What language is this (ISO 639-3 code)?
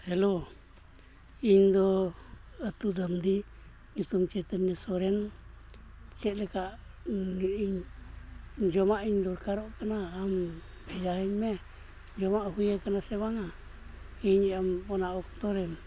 sat